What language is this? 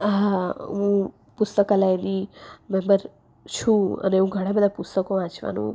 Gujarati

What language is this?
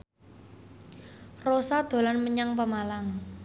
Javanese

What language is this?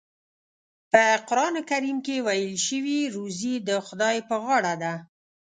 Pashto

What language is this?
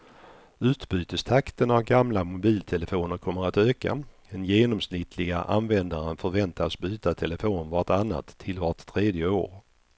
Swedish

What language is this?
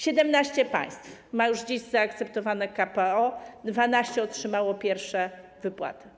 Polish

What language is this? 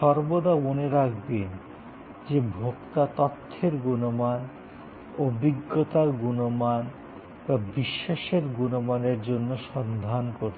Bangla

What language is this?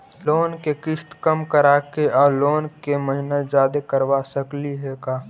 Magahi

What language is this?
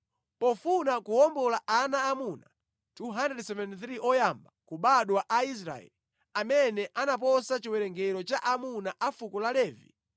Nyanja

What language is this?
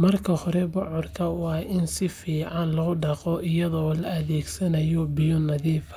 Somali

